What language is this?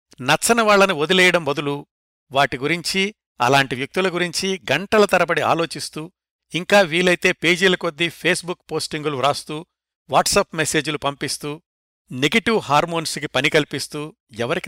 Telugu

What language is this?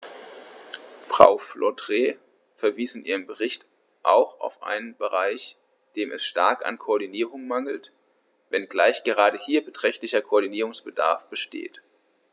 German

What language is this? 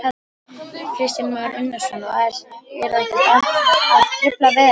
Icelandic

